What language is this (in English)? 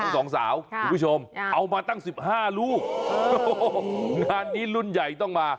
Thai